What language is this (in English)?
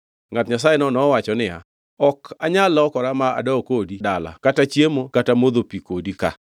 Luo (Kenya and Tanzania)